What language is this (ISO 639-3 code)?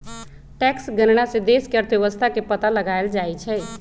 mag